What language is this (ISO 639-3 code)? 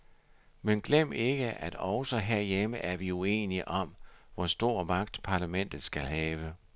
dan